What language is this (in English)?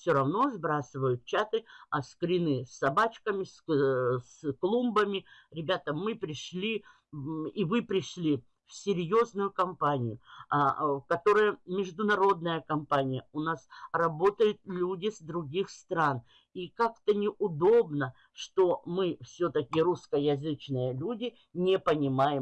Russian